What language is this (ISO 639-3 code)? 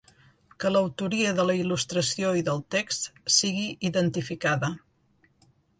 cat